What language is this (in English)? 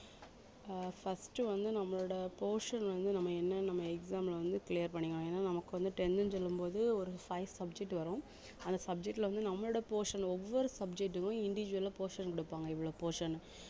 Tamil